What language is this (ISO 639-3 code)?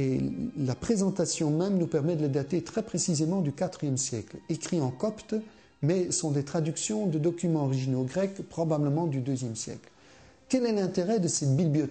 fra